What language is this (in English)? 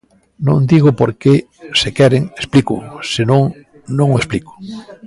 Galician